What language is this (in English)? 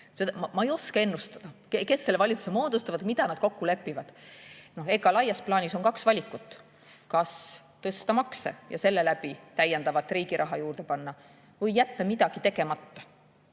Estonian